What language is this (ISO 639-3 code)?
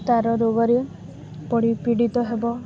ori